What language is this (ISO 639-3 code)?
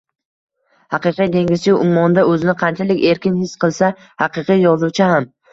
uzb